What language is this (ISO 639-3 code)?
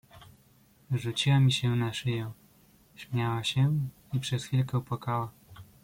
pol